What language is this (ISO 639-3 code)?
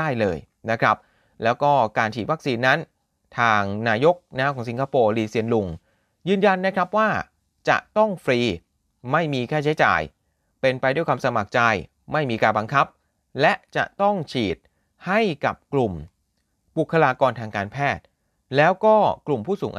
tha